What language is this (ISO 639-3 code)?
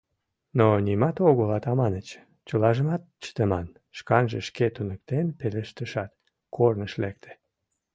chm